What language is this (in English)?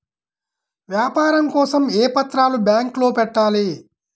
Telugu